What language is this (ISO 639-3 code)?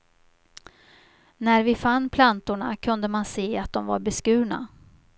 swe